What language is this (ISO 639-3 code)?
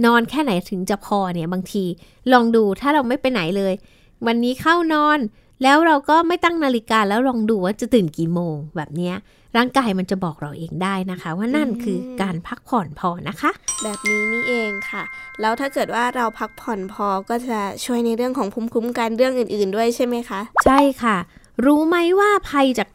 tha